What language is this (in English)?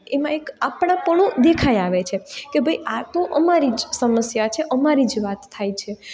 Gujarati